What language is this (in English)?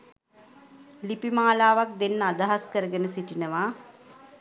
Sinhala